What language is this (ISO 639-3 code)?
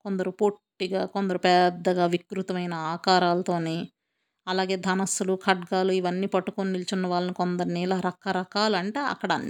tel